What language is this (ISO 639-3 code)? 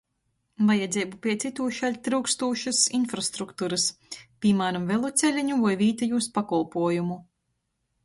ltg